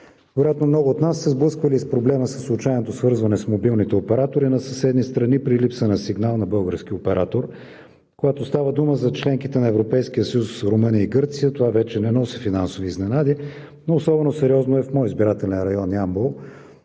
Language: Bulgarian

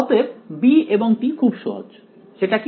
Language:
Bangla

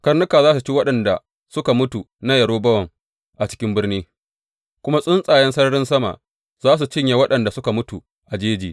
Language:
Hausa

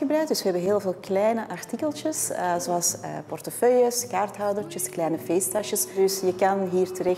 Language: Dutch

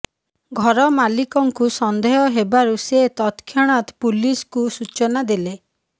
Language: Odia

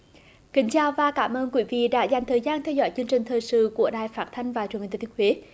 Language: Vietnamese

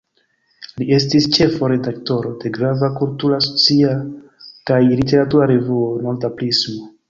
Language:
Esperanto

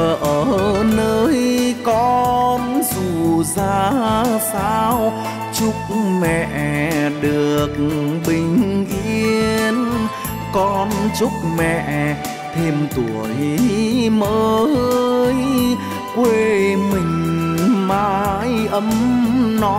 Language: Vietnamese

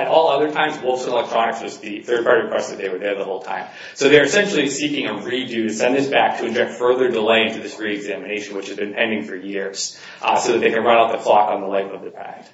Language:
English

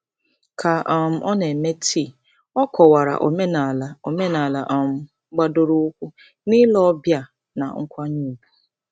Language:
Igbo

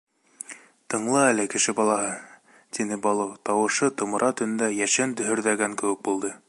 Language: Bashkir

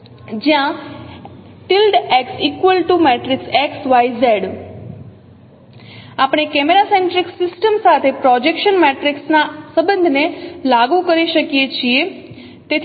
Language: Gujarati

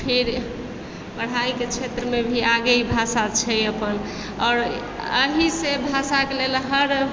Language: Maithili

